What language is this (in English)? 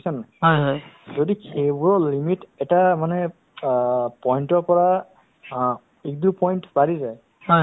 Assamese